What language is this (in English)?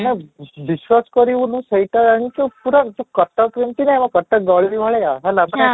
Odia